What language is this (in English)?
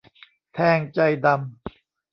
Thai